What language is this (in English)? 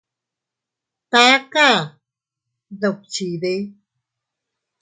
Teutila Cuicatec